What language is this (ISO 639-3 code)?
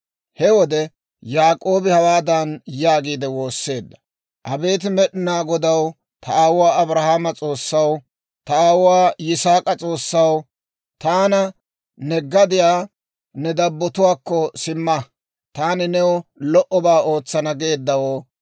dwr